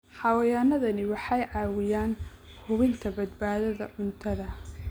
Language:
Somali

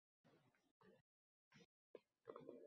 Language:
Uzbek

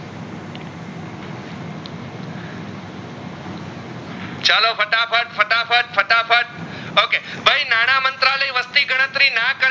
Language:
Gujarati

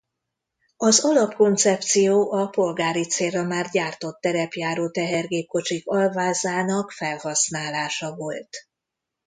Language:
Hungarian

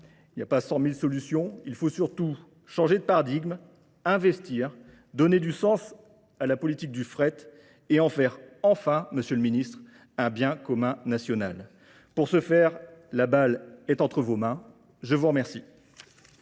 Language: French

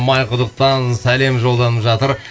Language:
Kazakh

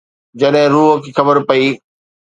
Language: Sindhi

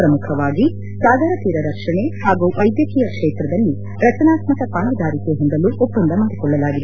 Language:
Kannada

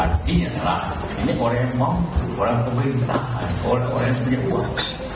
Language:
Indonesian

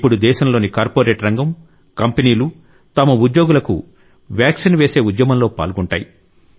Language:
Telugu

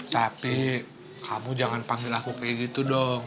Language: Indonesian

